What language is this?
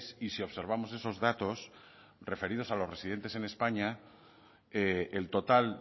Spanish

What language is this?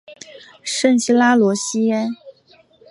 Chinese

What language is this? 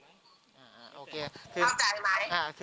Thai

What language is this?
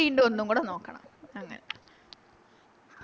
Malayalam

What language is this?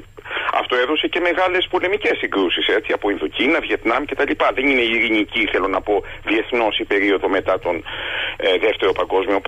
Greek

